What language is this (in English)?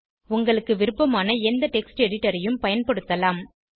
Tamil